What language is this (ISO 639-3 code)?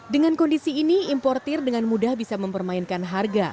ind